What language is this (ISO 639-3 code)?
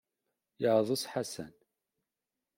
kab